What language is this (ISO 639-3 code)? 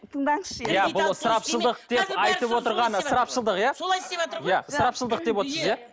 kaz